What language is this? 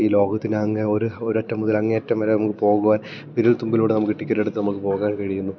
Malayalam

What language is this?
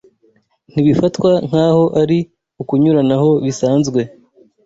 Kinyarwanda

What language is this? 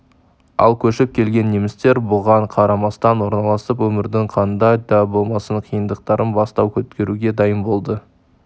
Kazakh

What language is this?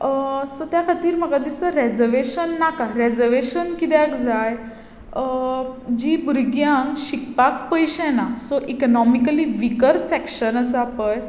Konkani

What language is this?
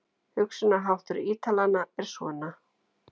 Icelandic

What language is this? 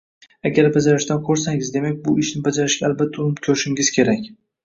Uzbek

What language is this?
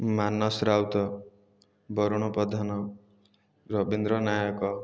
Odia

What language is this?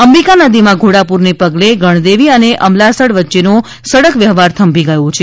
Gujarati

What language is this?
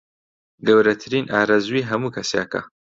Central Kurdish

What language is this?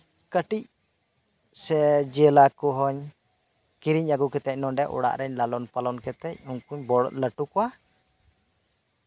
Santali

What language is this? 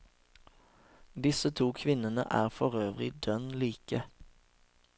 Norwegian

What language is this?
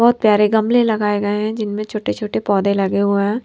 Hindi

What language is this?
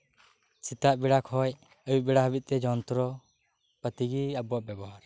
Santali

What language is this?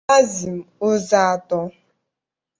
Igbo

